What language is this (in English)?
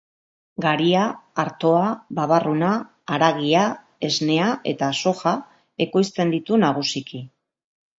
Basque